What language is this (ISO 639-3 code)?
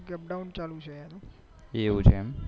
guj